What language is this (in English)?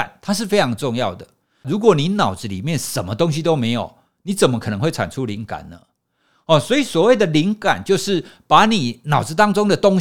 Chinese